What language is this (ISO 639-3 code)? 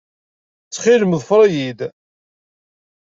kab